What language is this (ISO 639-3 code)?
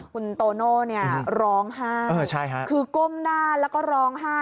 tha